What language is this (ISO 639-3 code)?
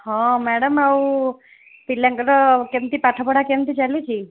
ori